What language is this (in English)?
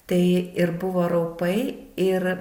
Lithuanian